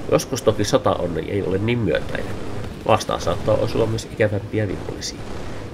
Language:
Finnish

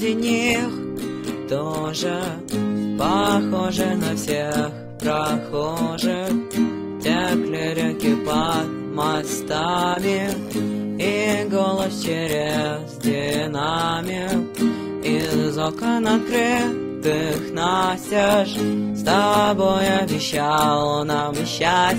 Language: Russian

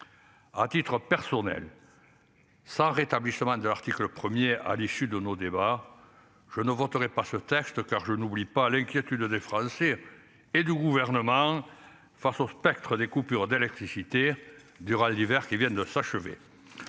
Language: French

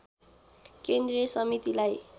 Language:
Nepali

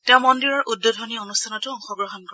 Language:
Assamese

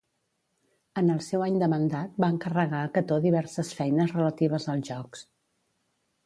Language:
Catalan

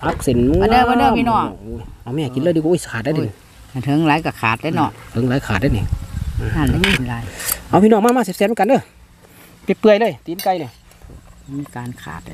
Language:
Thai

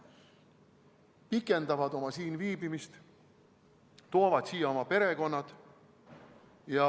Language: Estonian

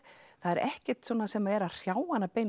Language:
Icelandic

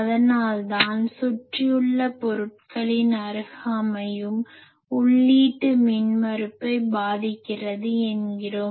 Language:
Tamil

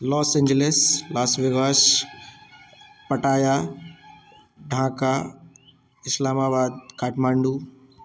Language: Maithili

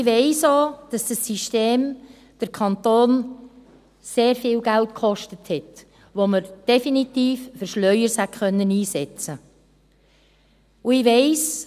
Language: Swiss German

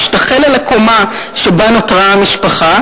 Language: Hebrew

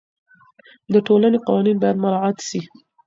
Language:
Pashto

